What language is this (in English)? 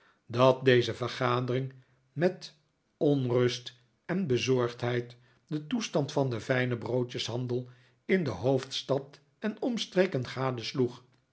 Dutch